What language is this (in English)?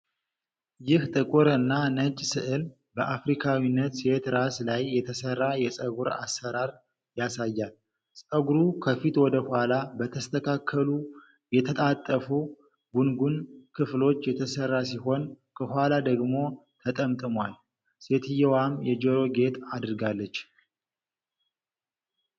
Amharic